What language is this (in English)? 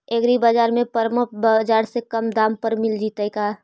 Magahi